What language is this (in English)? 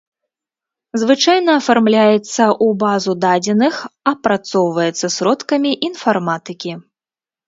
Belarusian